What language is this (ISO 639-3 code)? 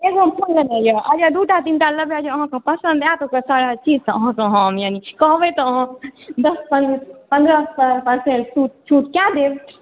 mai